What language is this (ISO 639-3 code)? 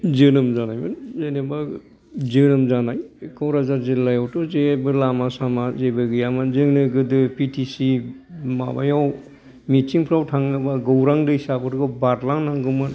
brx